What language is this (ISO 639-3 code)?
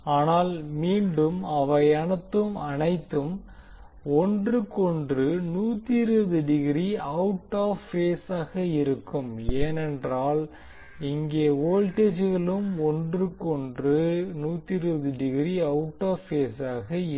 tam